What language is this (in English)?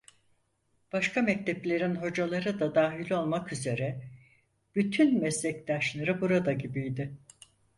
Turkish